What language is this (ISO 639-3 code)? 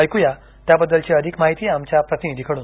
mar